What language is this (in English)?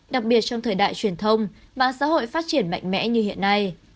Vietnamese